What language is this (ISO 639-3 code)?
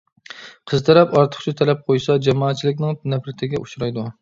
uig